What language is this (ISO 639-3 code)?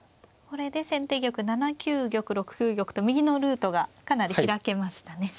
jpn